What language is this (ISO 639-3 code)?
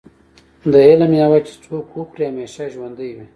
pus